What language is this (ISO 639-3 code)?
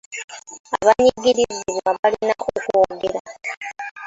lug